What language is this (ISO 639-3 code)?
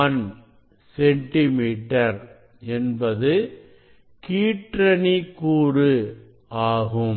tam